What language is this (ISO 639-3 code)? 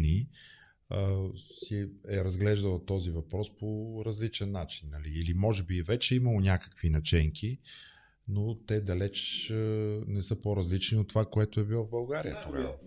bul